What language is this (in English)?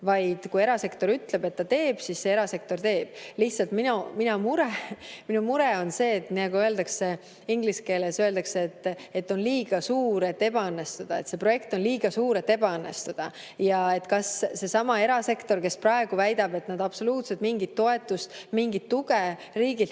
Estonian